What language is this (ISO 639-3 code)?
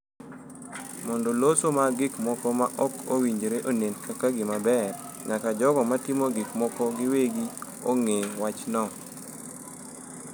luo